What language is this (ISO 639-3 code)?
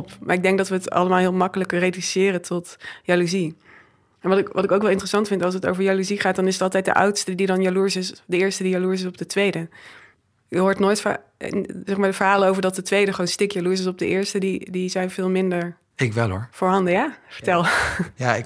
nld